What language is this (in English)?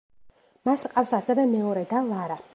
Georgian